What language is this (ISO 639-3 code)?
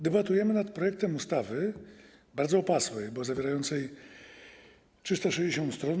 pol